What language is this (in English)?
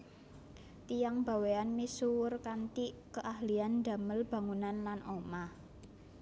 Javanese